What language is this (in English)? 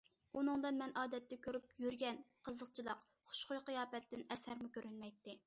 Uyghur